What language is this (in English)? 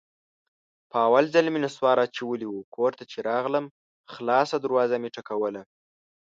Pashto